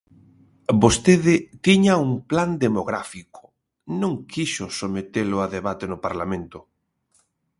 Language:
Galician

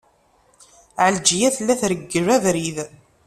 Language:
Kabyle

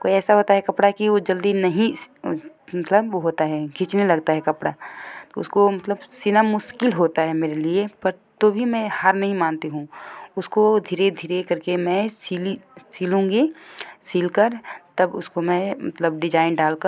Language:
Hindi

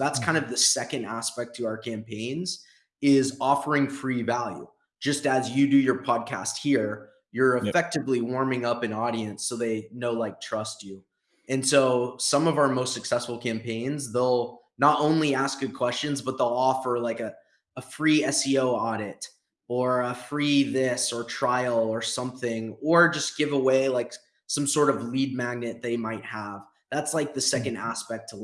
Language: English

